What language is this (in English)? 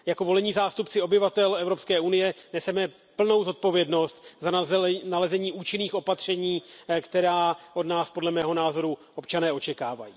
Czech